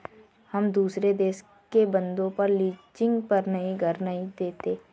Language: Hindi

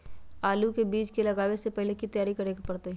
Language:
Magahi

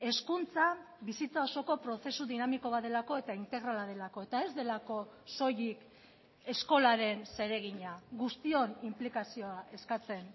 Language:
Basque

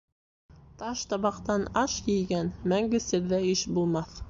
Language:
Bashkir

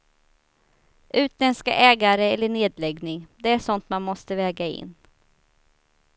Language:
Swedish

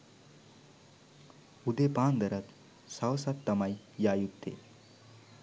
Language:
Sinhala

